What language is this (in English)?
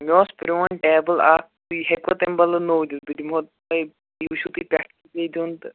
Kashmiri